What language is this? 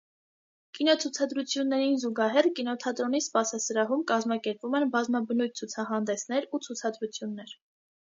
Armenian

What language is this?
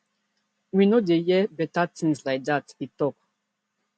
Nigerian Pidgin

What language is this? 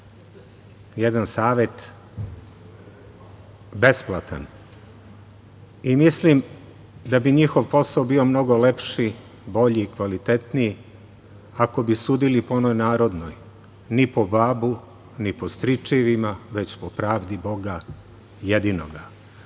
Serbian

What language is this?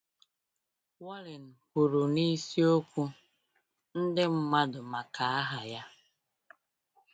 Igbo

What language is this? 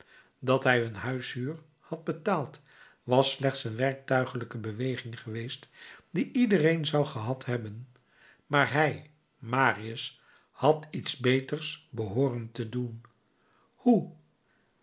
Dutch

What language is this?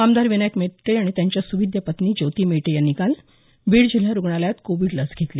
Marathi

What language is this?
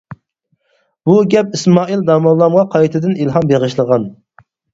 Uyghur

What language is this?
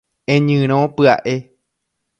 Guarani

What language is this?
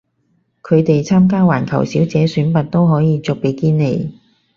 Cantonese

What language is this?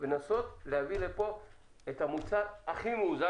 Hebrew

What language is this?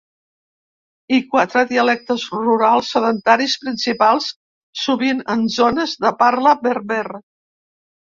Catalan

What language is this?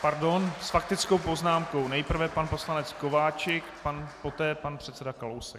Czech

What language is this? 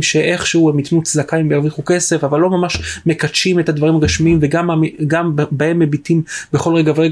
Hebrew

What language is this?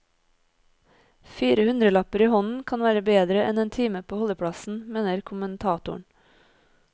Norwegian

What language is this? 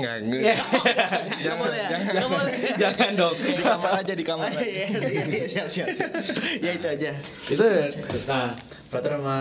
Indonesian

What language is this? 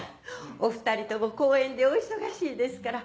Japanese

